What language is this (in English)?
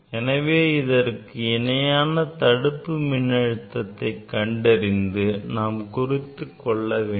Tamil